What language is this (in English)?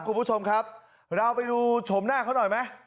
Thai